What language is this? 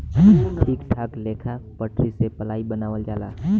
Bhojpuri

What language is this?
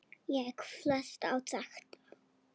Icelandic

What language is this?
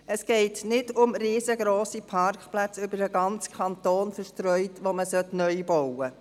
Swiss German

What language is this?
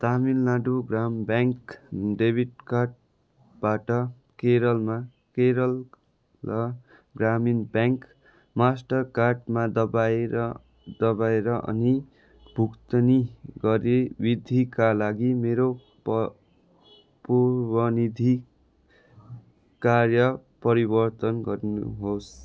Nepali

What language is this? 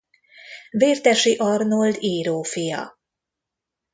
Hungarian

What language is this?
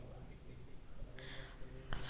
Marathi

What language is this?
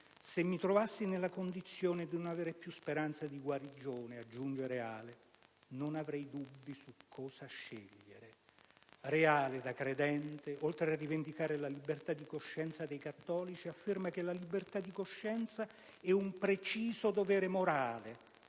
Italian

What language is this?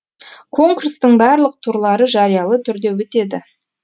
Kazakh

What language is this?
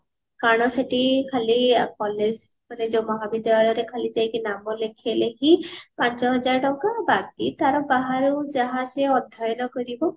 Odia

